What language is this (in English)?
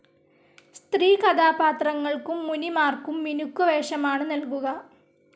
Malayalam